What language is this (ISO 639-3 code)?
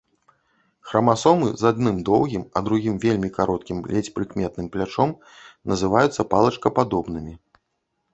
bel